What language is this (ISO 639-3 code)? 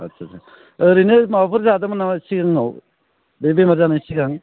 brx